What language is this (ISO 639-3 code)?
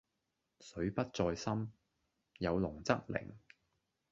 yue